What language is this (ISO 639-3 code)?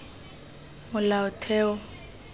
tsn